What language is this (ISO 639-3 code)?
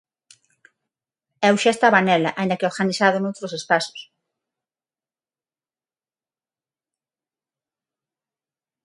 glg